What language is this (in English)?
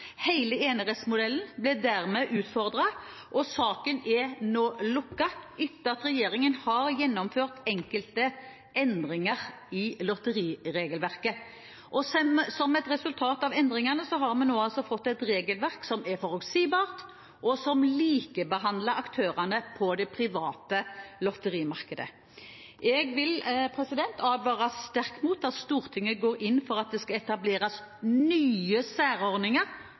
Norwegian Bokmål